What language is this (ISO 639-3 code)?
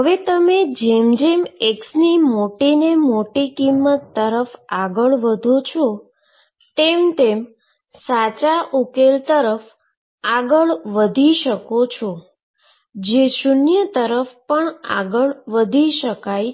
guj